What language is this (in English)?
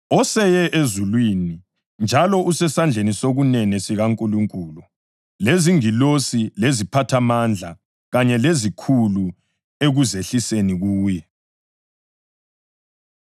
North Ndebele